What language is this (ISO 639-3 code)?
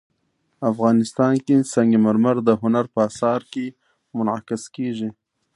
pus